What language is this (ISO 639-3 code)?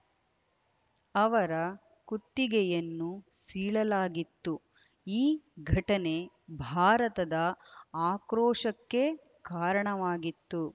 kan